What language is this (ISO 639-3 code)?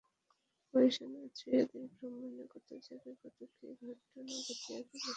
ben